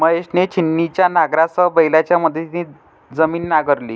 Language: Marathi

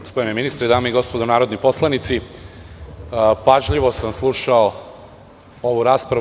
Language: Serbian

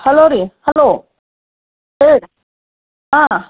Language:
Kannada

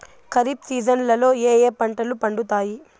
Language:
Telugu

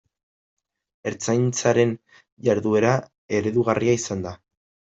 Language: Basque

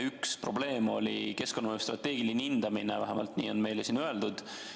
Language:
Estonian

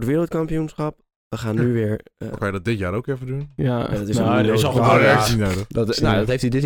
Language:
Dutch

